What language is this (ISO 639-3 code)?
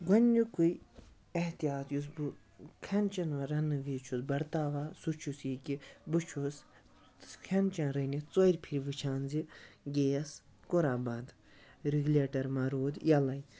kas